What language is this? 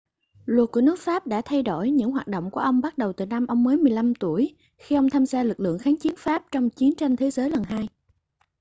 Vietnamese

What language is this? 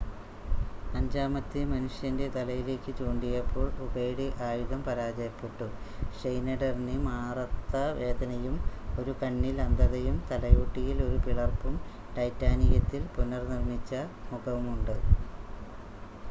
Malayalam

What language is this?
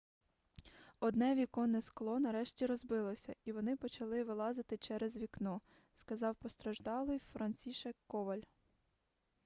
Ukrainian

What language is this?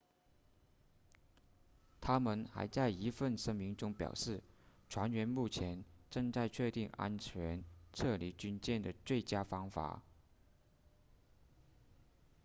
Chinese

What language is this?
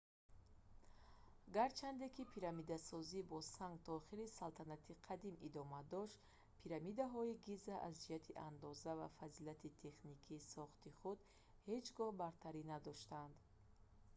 Tajik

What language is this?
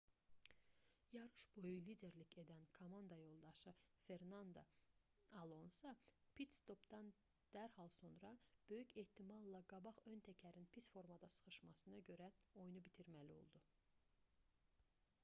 Azerbaijani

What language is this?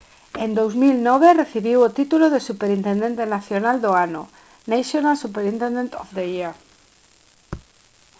Galician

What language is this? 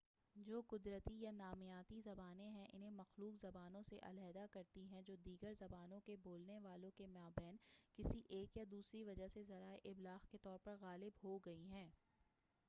Urdu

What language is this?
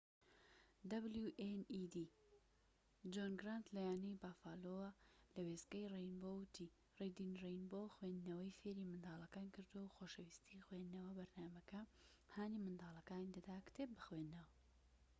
Central Kurdish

